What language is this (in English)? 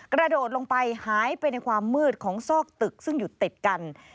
Thai